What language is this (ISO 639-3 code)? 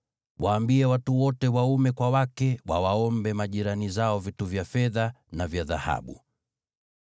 swa